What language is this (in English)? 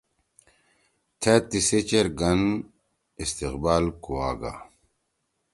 Torwali